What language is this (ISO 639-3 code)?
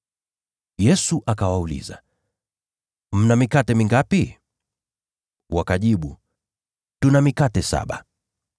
swa